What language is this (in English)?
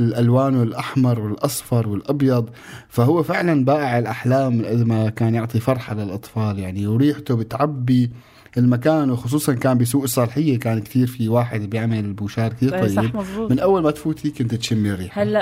Arabic